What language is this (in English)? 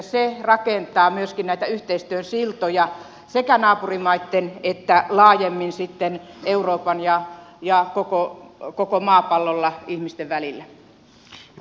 Finnish